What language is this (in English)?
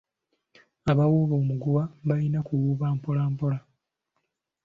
Ganda